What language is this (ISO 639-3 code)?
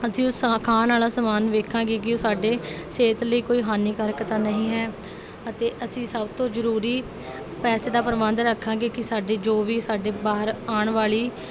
pan